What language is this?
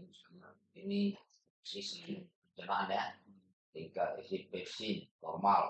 Indonesian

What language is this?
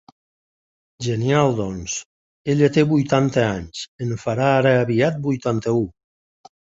Catalan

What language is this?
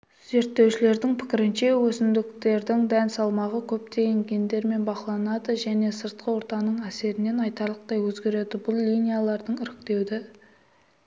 Kazakh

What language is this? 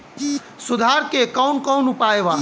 Bhojpuri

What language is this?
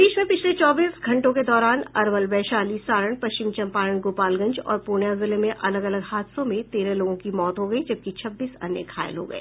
Hindi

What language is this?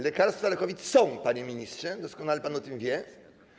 Polish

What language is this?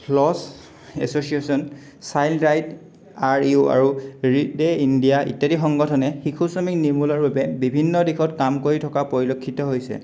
Assamese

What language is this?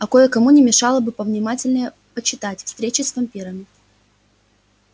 Russian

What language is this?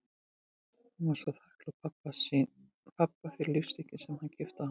Icelandic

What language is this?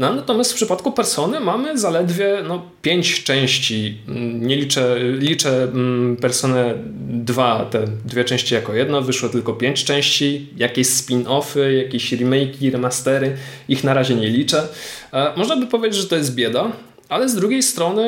Polish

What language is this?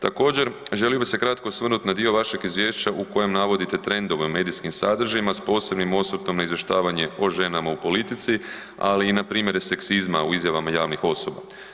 Croatian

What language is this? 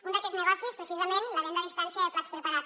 Catalan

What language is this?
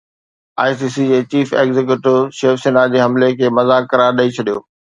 Sindhi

